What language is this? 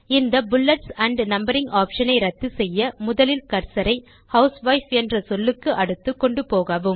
Tamil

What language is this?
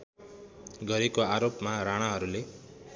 Nepali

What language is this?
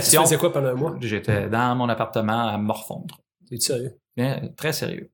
French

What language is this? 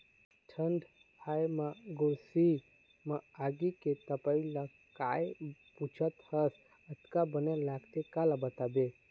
Chhattisgarhi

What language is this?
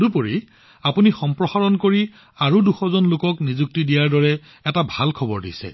Assamese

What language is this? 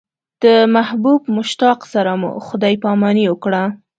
Pashto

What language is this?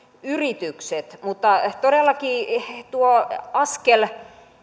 Finnish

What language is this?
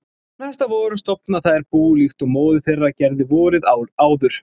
Icelandic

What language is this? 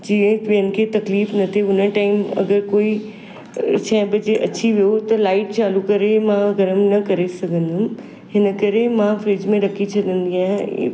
Sindhi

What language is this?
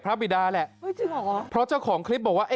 Thai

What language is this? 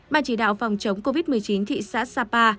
Vietnamese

